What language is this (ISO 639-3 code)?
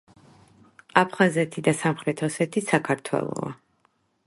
kat